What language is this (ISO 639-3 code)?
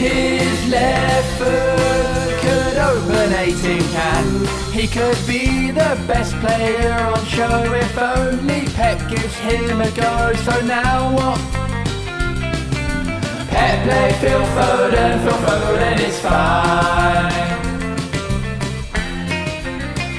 fas